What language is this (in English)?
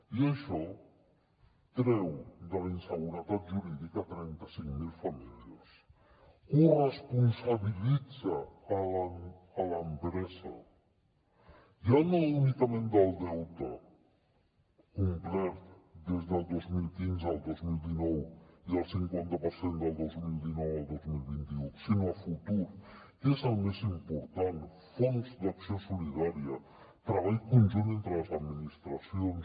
Catalan